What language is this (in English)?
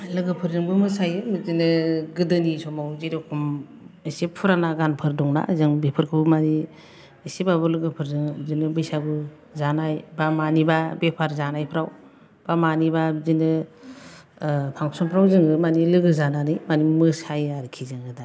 Bodo